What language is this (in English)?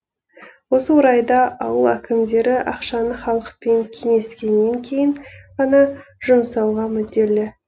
Kazakh